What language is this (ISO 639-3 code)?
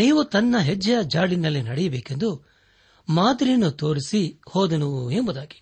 kan